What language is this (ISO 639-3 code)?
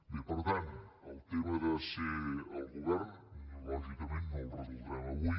cat